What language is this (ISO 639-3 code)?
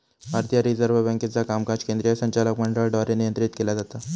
mar